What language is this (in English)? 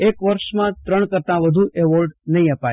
Gujarati